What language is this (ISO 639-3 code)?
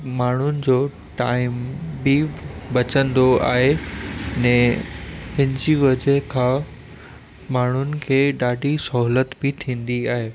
snd